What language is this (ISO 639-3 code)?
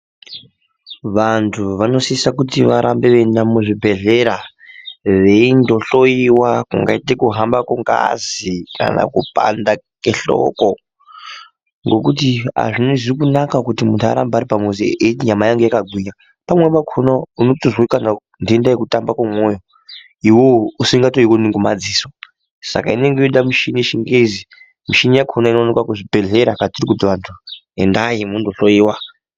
ndc